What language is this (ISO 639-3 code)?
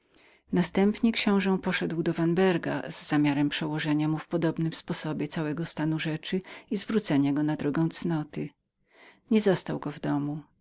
pol